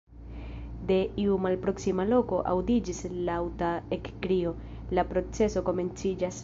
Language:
Esperanto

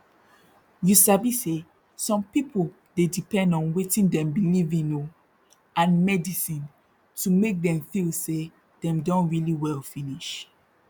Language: Nigerian Pidgin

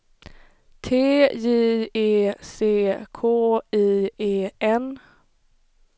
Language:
Swedish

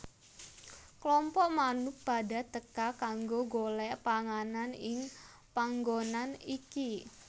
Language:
Javanese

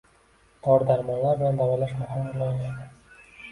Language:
Uzbek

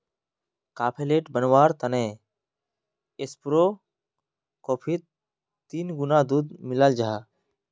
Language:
Magahi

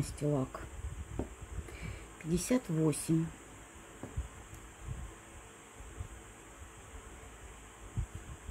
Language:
Russian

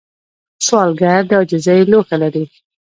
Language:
Pashto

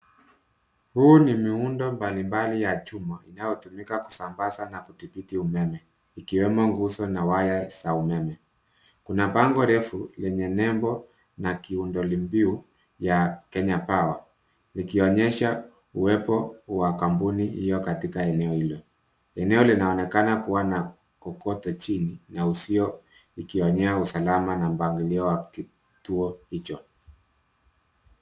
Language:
Swahili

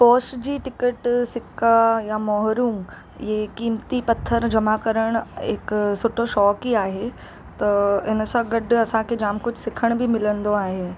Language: Sindhi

